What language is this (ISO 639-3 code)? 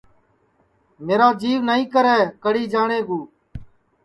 ssi